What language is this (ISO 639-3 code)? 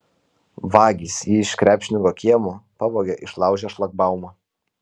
lit